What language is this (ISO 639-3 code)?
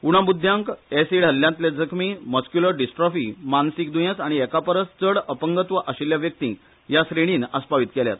kok